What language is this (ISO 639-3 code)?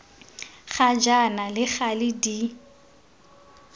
tsn